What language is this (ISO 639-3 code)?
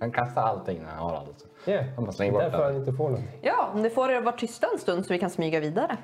swe